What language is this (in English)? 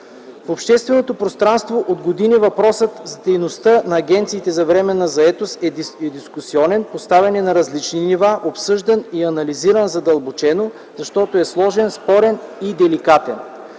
Bulgarian